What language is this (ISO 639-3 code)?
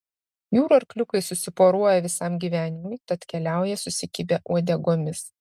lit